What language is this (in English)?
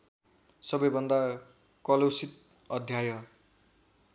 Nepali